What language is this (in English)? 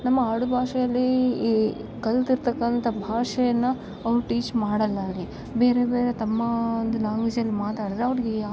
Kannada